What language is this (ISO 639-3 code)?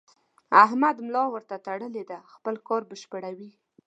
pus